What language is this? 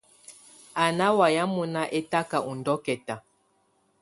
Tunen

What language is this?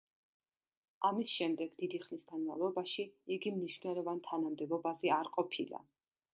Georgian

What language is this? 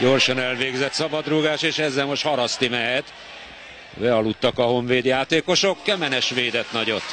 Hungarian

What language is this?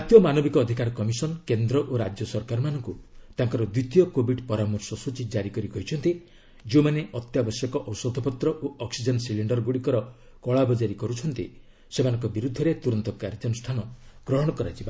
Odia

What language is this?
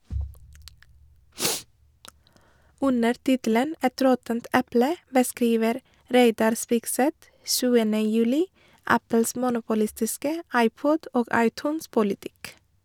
Norwegian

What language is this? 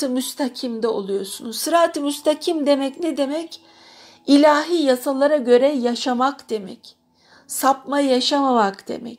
Turkish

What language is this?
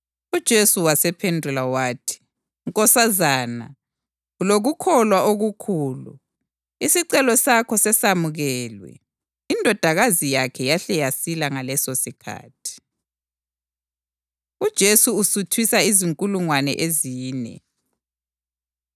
North Ndebele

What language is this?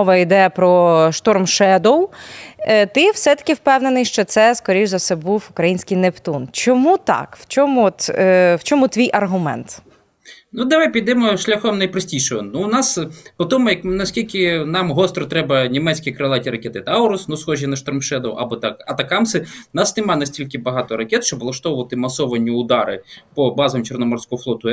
Ukrainian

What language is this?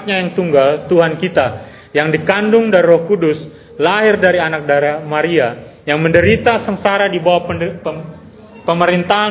Indonesian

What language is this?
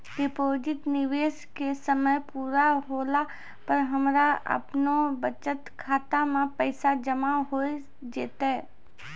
Maithili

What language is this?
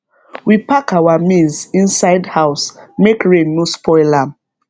Nigerian Pidgin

